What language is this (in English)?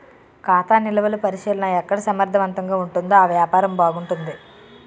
Telugu